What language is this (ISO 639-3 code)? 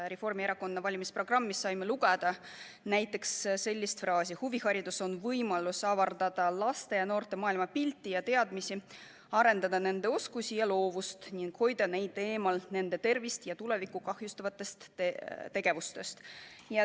est